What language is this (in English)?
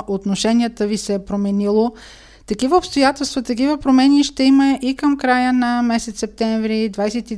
Bulgarian